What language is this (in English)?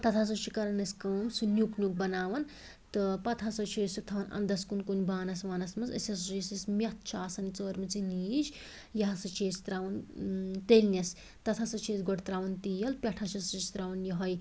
Kashmiri